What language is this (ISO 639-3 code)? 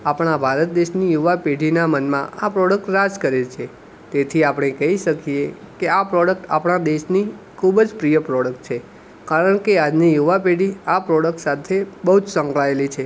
guj